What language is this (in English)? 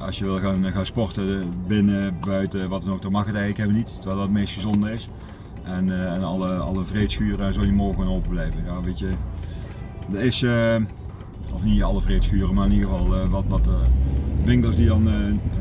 Dutch